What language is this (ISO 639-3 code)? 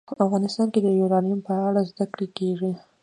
pus